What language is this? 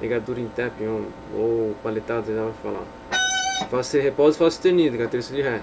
Portuguese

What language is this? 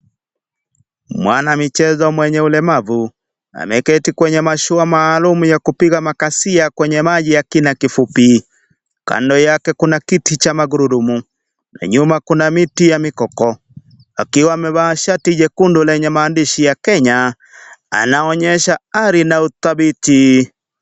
Swahili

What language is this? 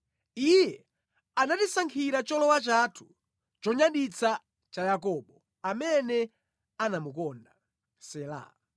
Nyanja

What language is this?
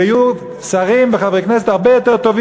Hebrew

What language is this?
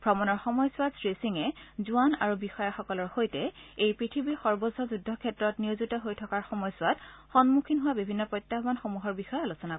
Assamese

